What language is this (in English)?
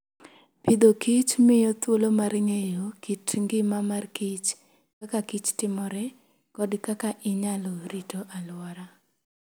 Luo (Kenya and Tanzania)